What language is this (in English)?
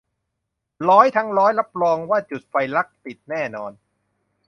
Thai